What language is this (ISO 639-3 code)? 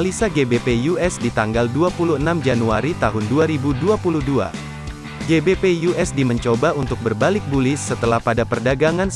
ind